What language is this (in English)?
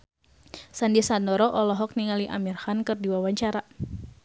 Sundanese